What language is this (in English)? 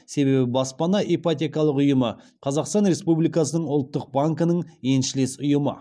Kazakh